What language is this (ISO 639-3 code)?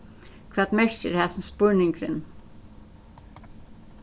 fao